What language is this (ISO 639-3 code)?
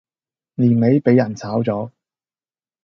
yue